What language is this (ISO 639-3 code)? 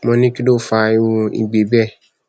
yor